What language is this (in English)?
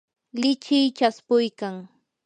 Yanahuanca Pasco Quechua